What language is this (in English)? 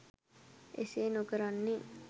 Sinhala